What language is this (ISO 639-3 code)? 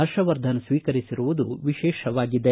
kan